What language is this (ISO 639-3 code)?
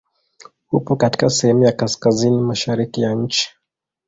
swa